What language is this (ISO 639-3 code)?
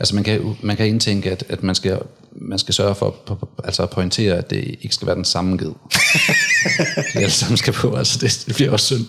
dan